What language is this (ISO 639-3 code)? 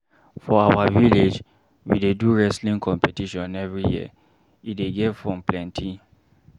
pcm